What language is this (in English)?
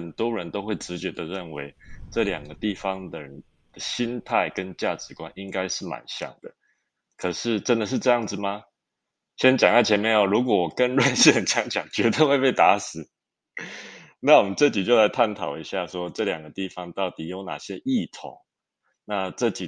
Chinese